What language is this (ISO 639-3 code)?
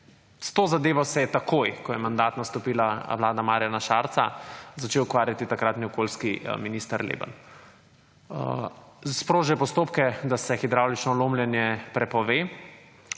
slv